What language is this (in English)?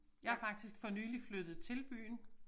Danish